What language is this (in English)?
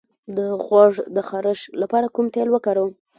Pashto